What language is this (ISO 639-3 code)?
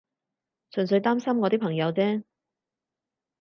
yue